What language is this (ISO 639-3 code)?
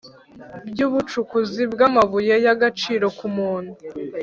kin